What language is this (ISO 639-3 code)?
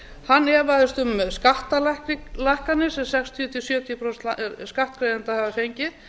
isl